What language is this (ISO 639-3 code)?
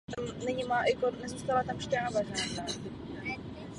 ces